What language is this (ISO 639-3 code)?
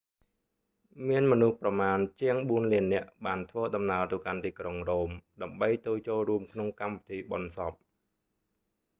khm